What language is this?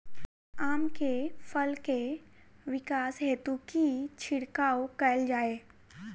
Maithili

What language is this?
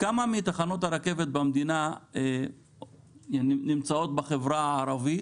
Hebrew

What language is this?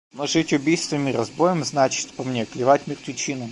Russian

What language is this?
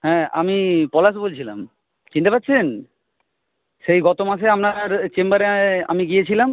Bangla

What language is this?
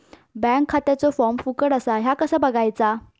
Marathi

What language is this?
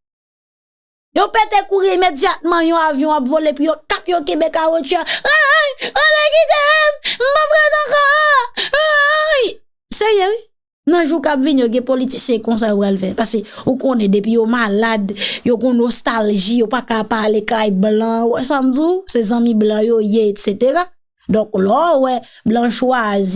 French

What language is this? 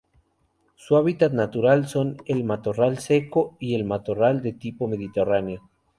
Spanish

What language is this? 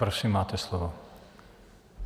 Czech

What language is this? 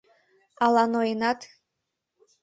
Mari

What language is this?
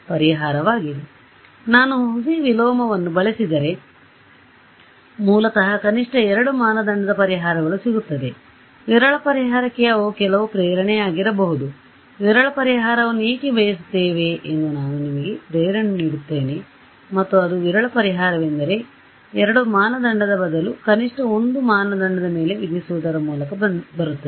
Kannada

